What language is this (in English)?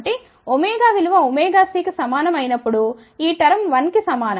Telugu